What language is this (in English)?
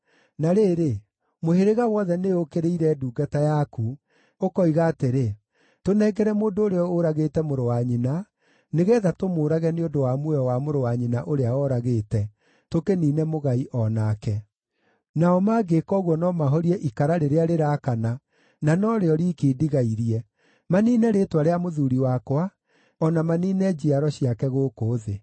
Kikuyu